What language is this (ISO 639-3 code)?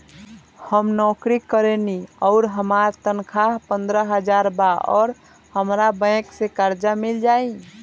bho